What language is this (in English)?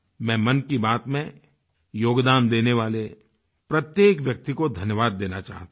Hindi